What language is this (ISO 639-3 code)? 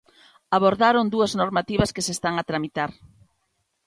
glg